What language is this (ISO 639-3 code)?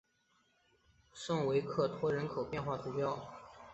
zho